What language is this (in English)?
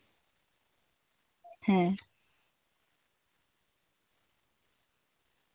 Santali